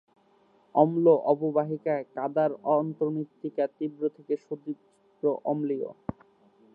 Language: Bangla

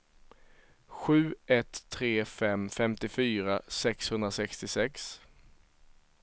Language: Swedish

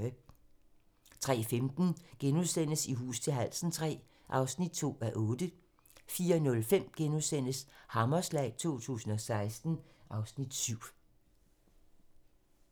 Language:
Danish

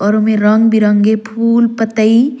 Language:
Surgujia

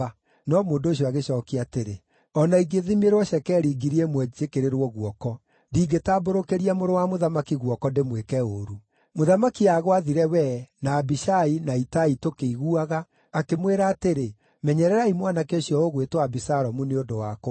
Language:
Kikuyu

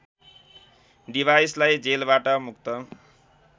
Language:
Nepali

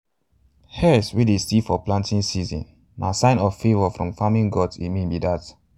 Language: Nigerian Pidgin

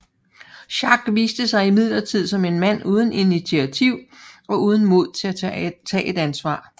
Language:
Danish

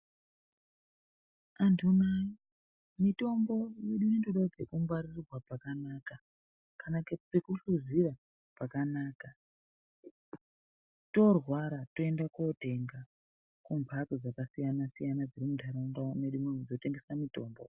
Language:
Ndau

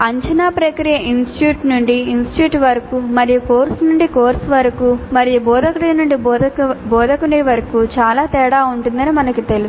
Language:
Telugu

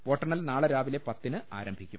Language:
Malayalam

